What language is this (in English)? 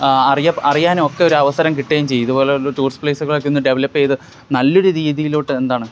Malayalam